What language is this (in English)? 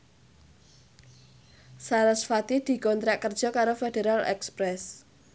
Javanese